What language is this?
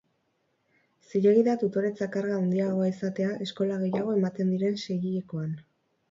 Basque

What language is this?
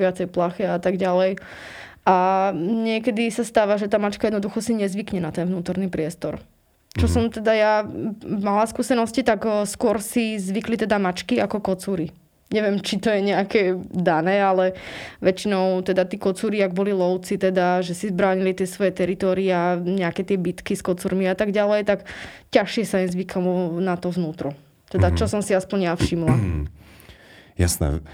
Slovak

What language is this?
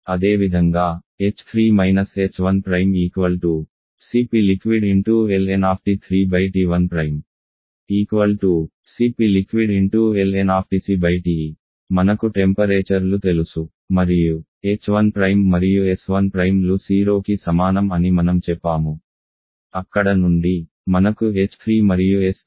Telugu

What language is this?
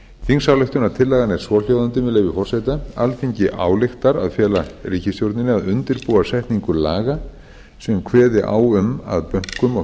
Icelandic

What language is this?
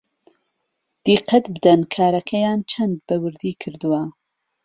Central Kurdish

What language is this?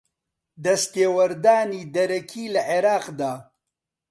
Central Kurdish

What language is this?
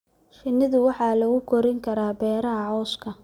Somali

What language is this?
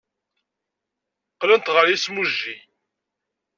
Kabyle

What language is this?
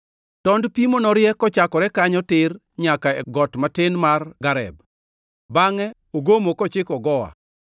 Luo (Kenya and Tanzania)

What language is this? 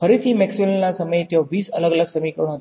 Gujarati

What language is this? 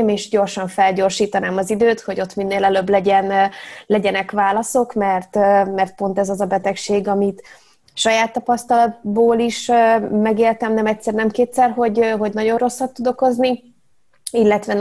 Hungarian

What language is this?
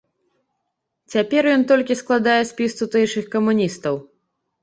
Belarusian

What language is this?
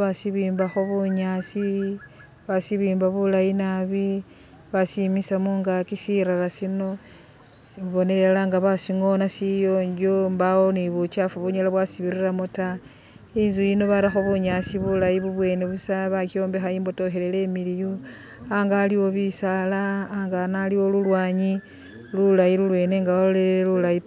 Masaaba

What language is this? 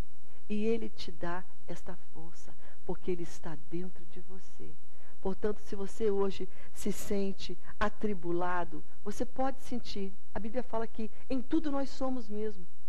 Portuguese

